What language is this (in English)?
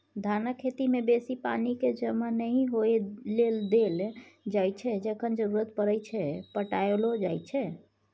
Maithili